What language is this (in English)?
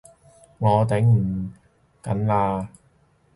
Cantonese